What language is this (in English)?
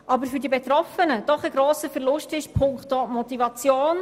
Swiss German